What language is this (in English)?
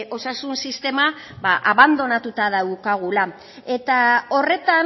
Basque